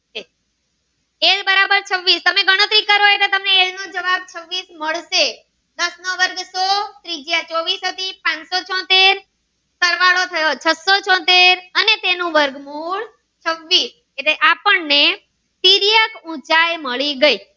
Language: Gujarati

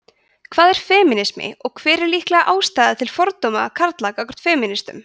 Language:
Icelandic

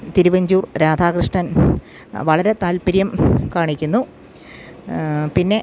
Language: Malayalam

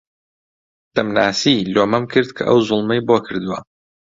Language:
Central Kurdish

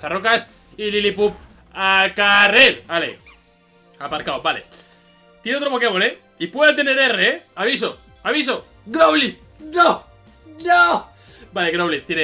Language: Spanish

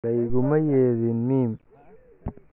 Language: Somali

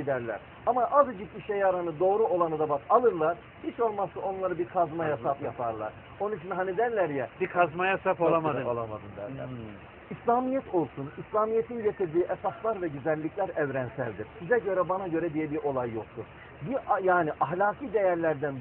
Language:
Turkish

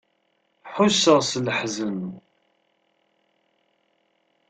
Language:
Kabyle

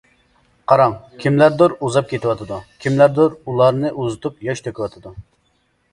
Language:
Uyghur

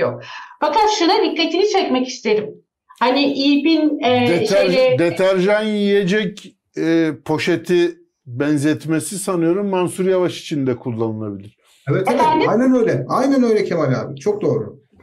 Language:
Turkish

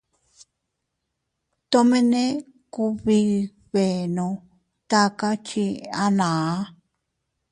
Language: Teutila Cuicatec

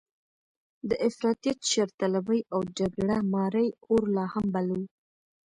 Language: Pashto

